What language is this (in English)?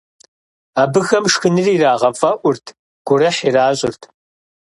Kabardian